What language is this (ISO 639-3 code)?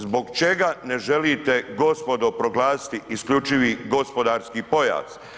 hrv